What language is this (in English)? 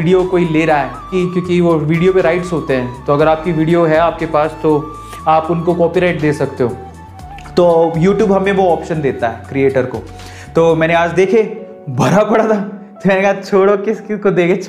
Hindi